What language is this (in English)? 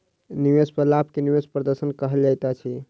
Maithili